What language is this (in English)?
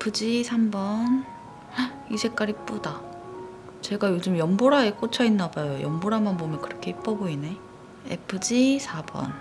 Korean